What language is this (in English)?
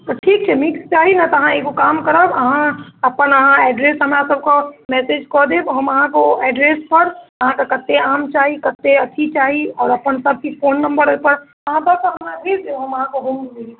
Maithili